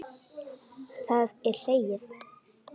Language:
Icelandic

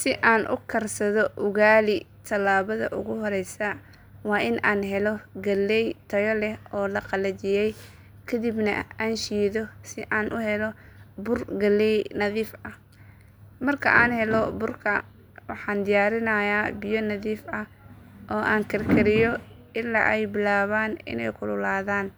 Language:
Somali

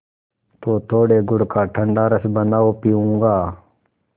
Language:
Hindi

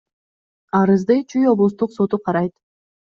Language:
Kyrgyz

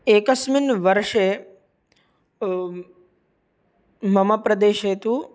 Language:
Sanskrit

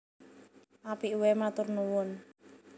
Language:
Javanese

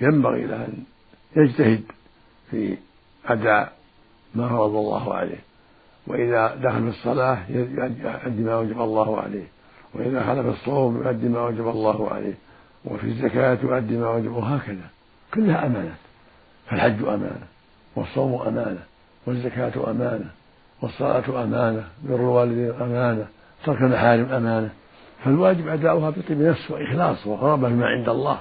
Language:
Arabic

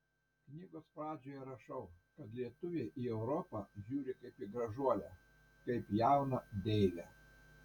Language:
Lithuanian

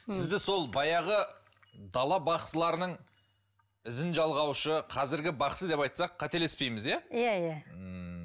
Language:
Kazakh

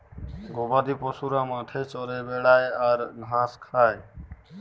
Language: Bangla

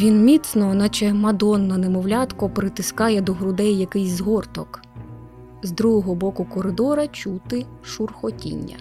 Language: Ukrainian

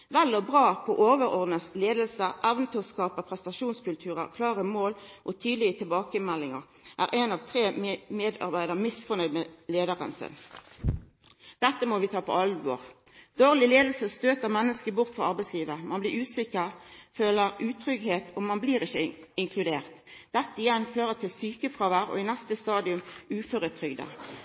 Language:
Norwegian Nynorsk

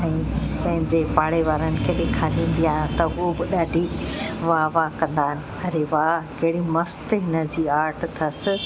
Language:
Sindhi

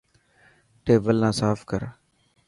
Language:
Dhatki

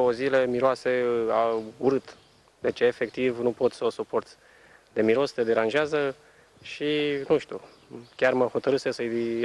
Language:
Romanian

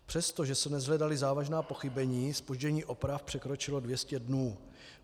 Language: Czech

